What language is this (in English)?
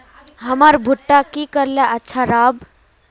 Magahi